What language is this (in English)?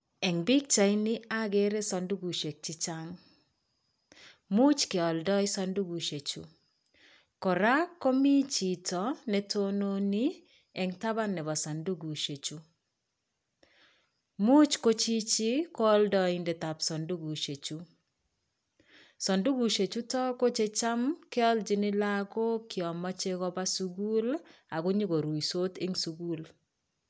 Kalenjin